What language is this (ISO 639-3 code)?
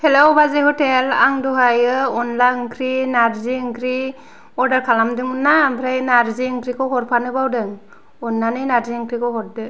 brx